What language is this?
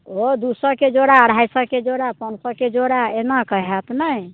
Maithili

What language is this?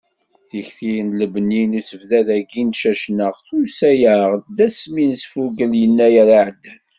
Kabyle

